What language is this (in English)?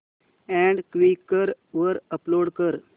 Marathi